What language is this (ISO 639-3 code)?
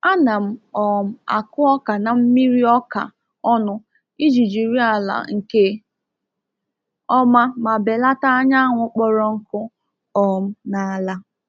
ibo